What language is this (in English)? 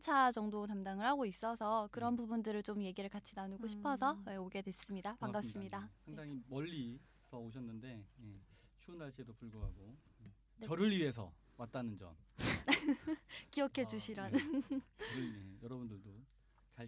Korean